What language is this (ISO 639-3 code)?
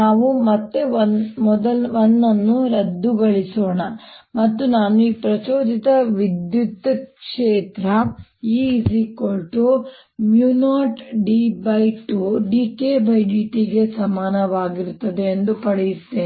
kan